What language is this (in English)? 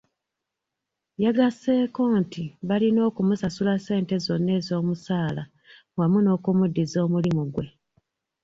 Ganda